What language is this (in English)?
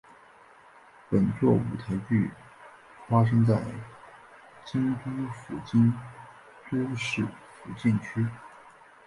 Chinese